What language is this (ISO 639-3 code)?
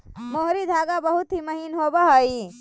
mag